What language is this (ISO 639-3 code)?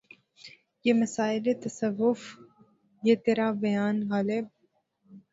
urd